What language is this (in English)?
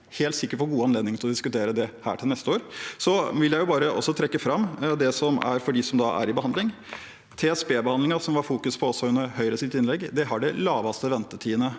Norwegian